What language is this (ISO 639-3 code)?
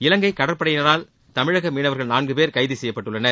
tam